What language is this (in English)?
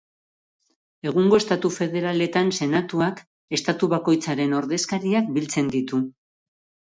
Basque